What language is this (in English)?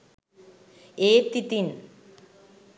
Sinhala